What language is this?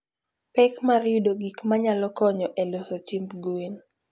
Luo (Kenya and Tanzania)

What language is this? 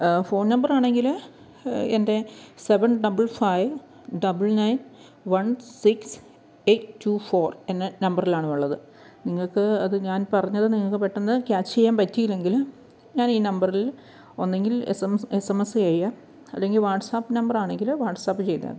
Malayalam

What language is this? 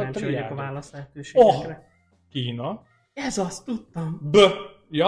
Hungarian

